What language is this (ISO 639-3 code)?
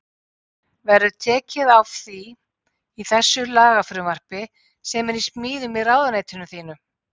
isl